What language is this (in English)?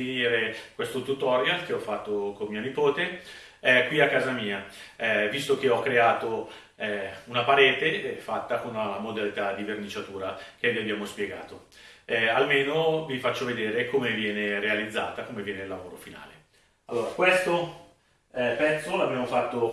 Italian